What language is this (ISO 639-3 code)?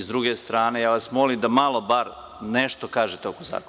srp